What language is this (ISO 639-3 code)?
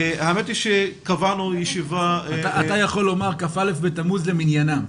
heb